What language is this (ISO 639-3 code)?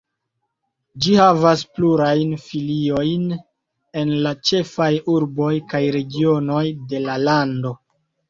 epo